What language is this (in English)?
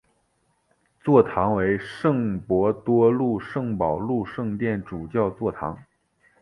Chinese